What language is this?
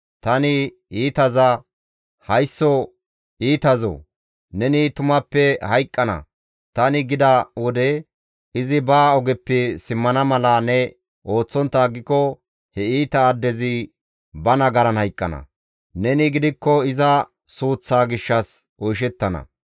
Gamo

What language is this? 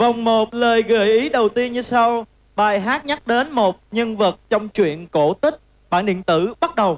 Vietnamese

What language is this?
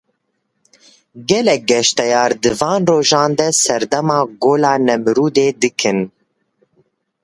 Kurdish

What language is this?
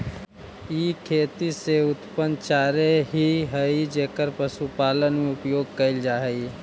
Magahi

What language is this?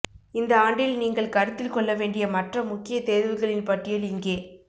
Tamil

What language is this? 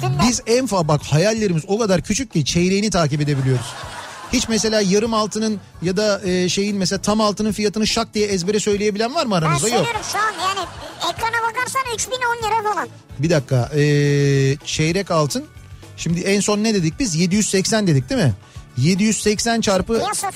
Turkish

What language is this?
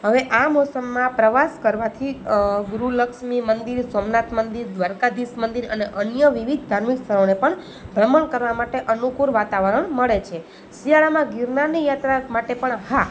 Gujarati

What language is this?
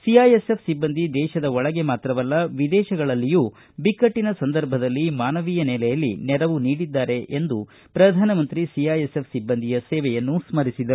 Kannada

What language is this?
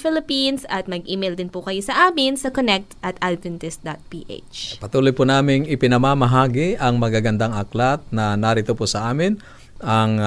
Filipino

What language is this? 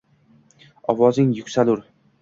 Uzbek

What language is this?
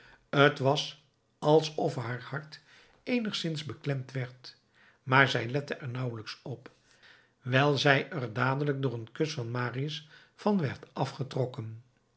Dutch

